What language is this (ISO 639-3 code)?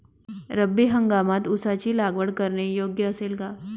mar